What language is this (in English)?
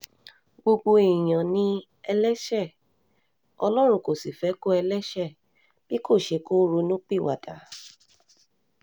Yoruba